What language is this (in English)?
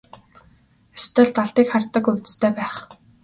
Mongolian